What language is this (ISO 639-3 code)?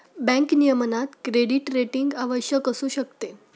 mar